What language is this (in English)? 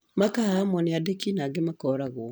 Kikuyu